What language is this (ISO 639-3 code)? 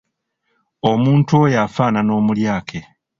lug